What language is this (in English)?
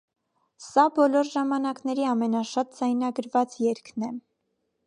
Armenian